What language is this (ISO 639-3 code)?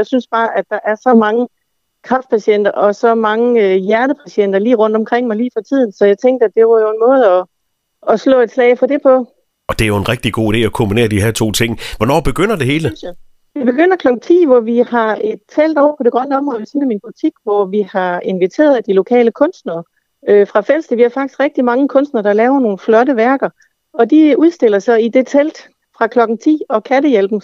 dan